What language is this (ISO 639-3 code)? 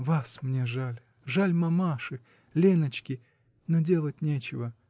rus